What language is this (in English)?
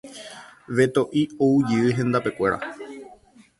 Guarani